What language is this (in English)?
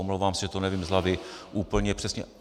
Czech